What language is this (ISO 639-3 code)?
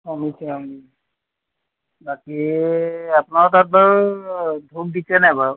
asm